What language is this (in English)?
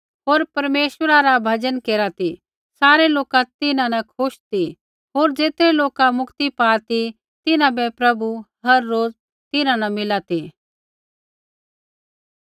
Kullu Pahari